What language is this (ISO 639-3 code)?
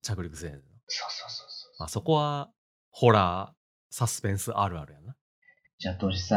jpn